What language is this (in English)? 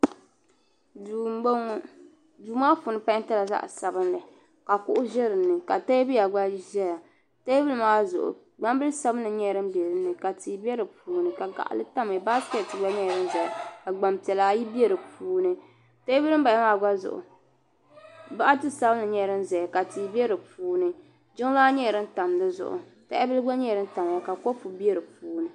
Dagbani